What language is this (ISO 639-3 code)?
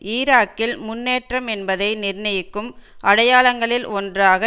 tam